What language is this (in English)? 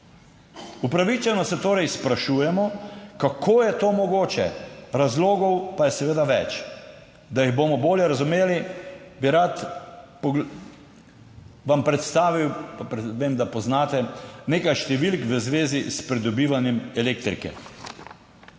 Slovenian